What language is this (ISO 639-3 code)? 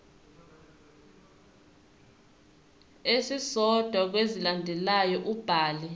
zul